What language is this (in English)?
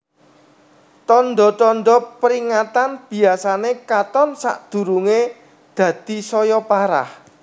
Javanese